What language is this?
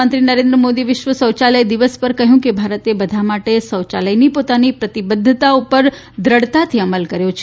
Gujarati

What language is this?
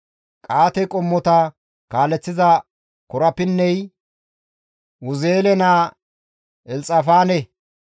Gamo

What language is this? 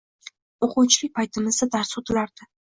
Uzbek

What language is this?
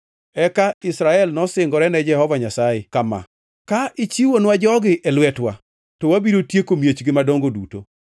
Luo (Kenya and Tanzania)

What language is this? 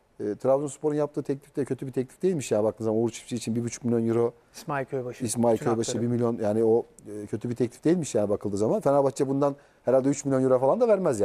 Turkish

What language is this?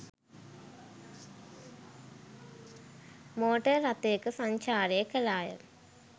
Sinhala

